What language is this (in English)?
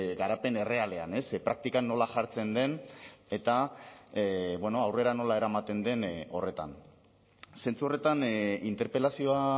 Basque